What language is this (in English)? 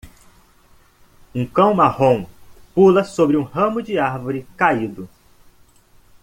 Portuguese